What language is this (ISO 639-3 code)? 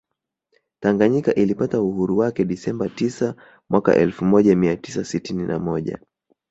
swa